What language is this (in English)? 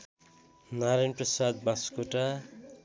Nepali